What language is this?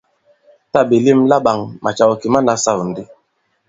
Bankon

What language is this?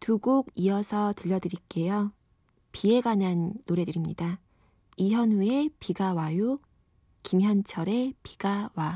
Korean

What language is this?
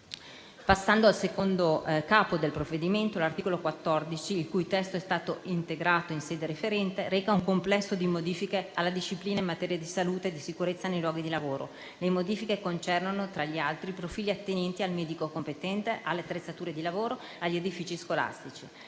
Italian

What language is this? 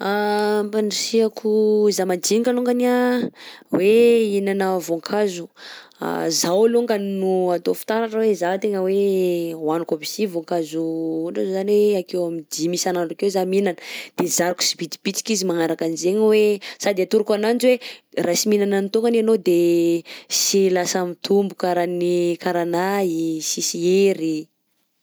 Southern Betsimisaraka Malagasy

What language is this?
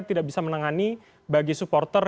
Indonesian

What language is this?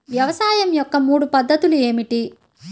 Telugu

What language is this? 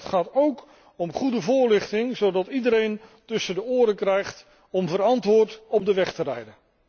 Dutch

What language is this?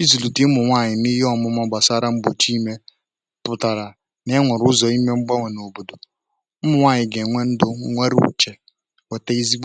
Igbo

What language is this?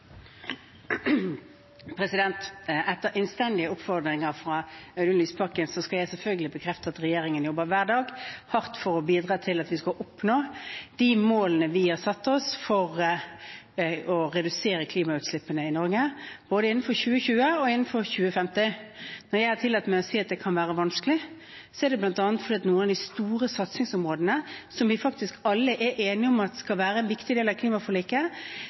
Norwegian Bokmål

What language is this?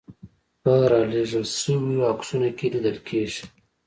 Pashto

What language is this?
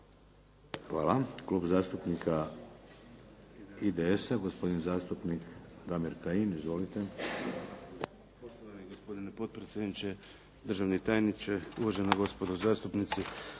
Croatian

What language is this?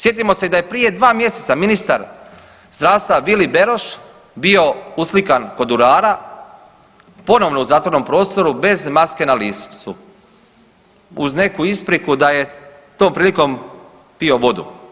Croatian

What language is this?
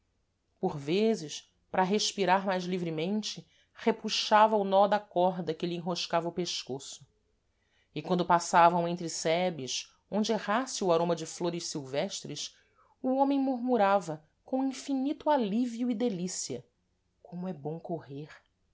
Portuguese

